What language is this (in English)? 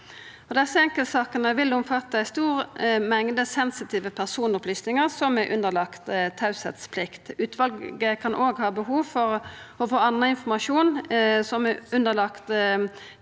Norwegian